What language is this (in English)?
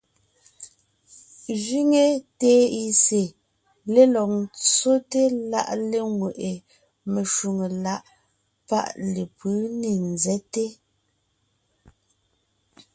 Ngiemboon